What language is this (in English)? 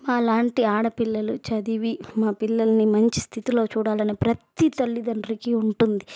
Telugu